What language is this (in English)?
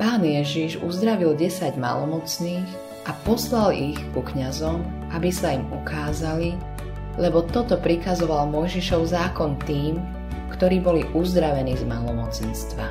Slovak